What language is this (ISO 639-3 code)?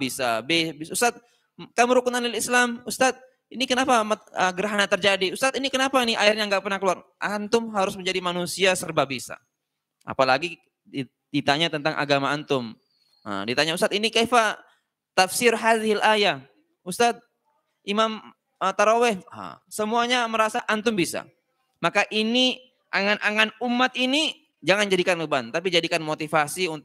ind